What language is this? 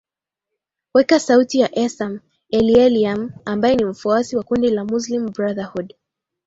Swahili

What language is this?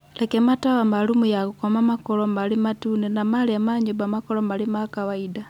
Kikuyu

